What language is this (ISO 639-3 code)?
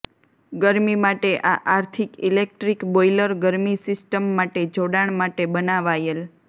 guj